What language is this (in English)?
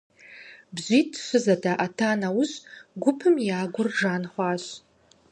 Kabardian